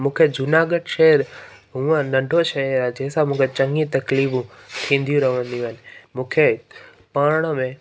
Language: Sindhi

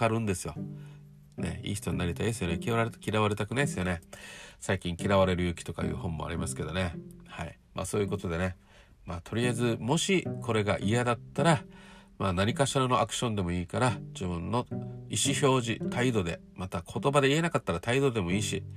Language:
Japanese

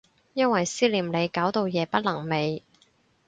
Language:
Cantonese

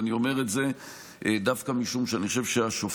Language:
Hebrew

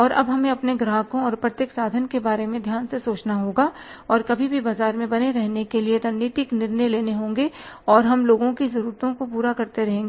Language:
Hindi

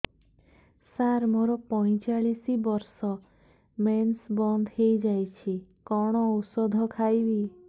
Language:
Odia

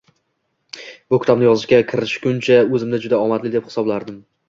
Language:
Uzbek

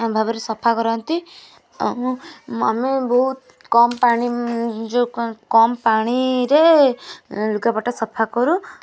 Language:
Odia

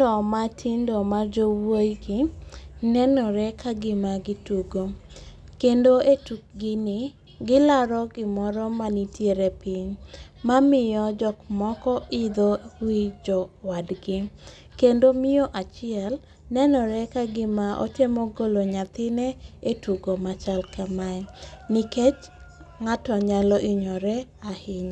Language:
Luo (Kenya and Tanzania)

